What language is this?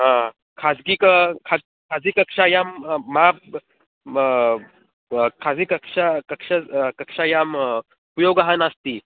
Sanskrit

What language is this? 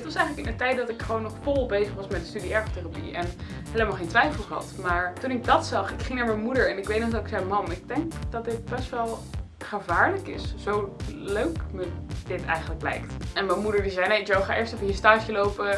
Dutch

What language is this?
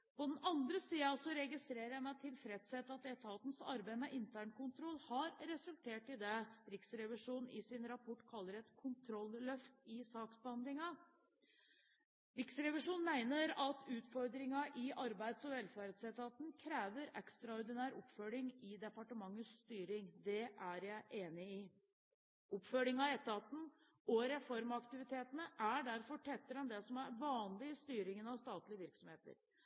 Norwegian Bokmål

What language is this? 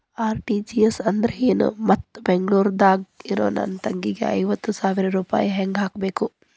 Kannada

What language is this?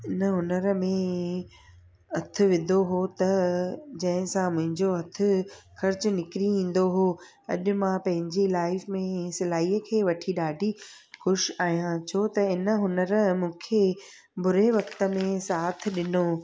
Sindhi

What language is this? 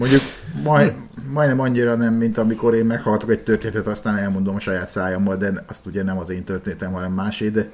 Hungarian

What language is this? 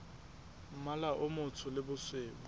Southern Sotho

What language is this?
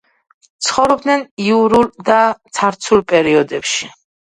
Georgian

